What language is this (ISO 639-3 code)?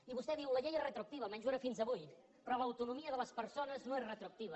cat